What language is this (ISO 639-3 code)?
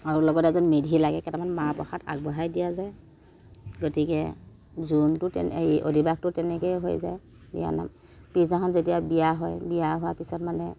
asm